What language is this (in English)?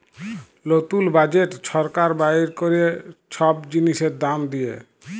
Bangla